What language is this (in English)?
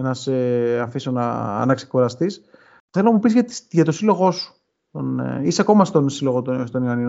Greek